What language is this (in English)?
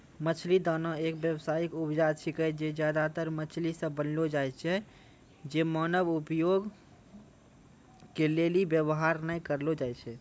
Maithili